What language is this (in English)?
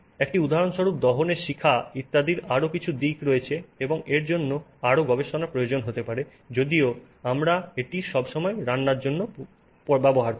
Bangla